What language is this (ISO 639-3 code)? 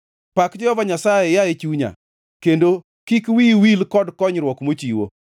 luo